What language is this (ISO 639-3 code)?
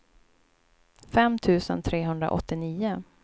swe